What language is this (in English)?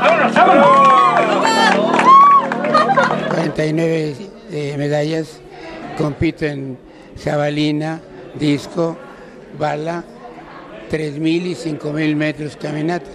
Spanish